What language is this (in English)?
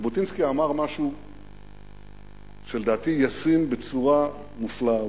Hebrew